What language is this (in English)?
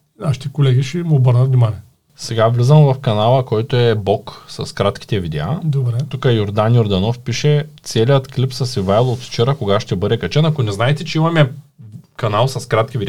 Bulgarian